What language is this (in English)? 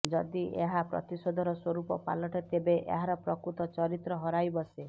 Odia